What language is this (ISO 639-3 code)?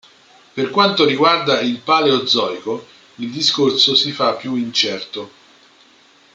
ita